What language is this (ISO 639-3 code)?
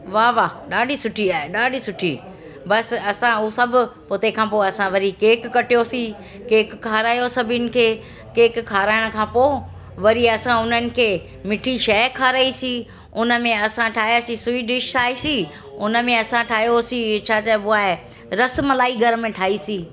snd